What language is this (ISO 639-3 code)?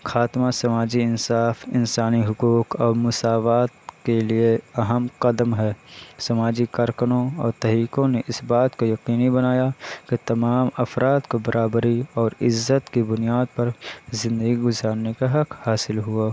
urd